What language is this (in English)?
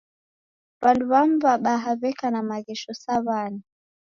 Taita